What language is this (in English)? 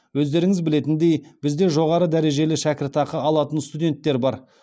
Kazakh